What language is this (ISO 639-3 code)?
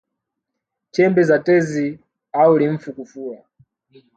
swa